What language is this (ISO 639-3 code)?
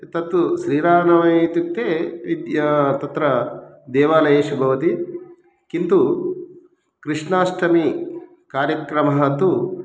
san